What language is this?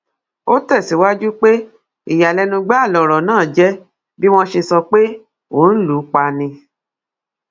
Yoruba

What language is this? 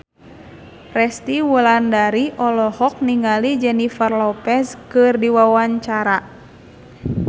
Sundanese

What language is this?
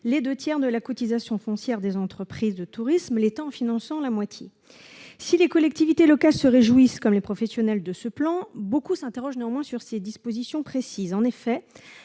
French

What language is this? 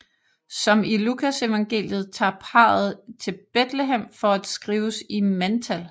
Danish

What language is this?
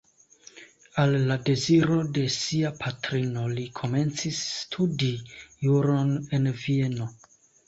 Esperanto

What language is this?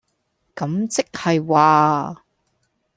Cantonese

